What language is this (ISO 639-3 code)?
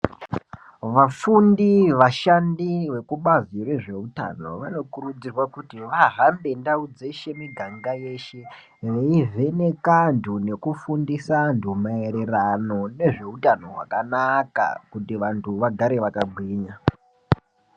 ndc